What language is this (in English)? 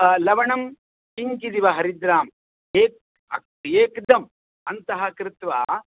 Sanskrit